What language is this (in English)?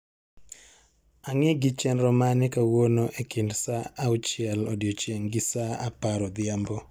Luo (Kenya and Tanzania)